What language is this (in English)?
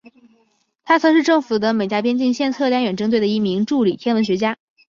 Chinese